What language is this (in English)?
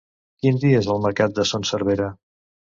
Catalan